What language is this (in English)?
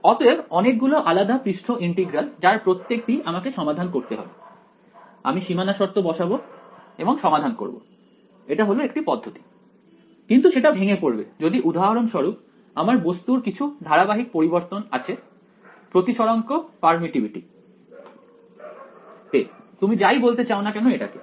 Bangla